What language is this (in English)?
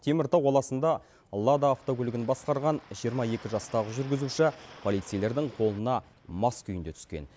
Kazakh